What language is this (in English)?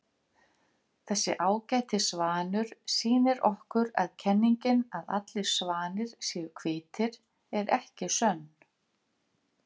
Icelandic